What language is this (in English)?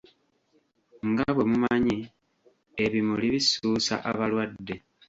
Ganda